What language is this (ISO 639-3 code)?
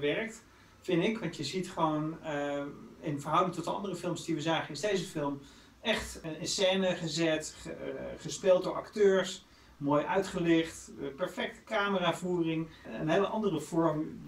nld